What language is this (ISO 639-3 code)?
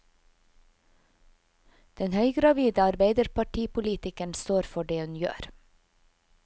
nor